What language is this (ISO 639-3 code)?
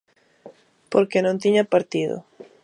glg